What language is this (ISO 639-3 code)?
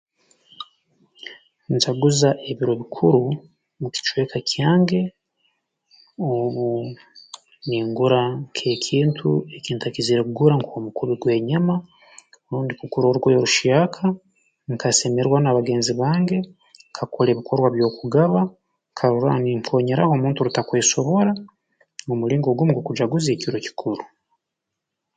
ttj